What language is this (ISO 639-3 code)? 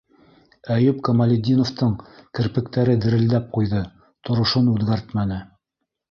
bak